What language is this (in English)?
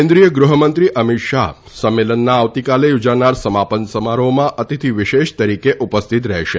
Gujarati